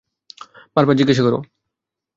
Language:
Bangla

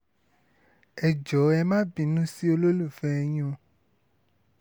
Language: Yoruba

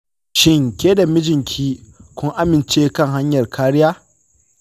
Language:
Hausa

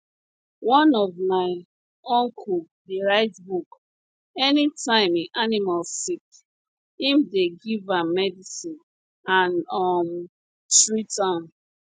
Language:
Nigerian Pidgin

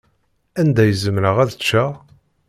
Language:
Kabyle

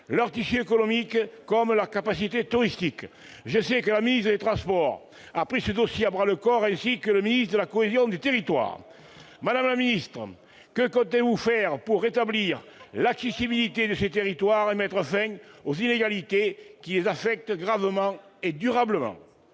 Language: French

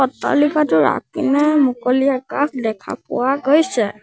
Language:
Assamese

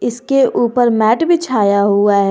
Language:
Hindi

